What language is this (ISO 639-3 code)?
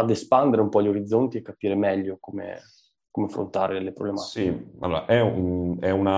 ita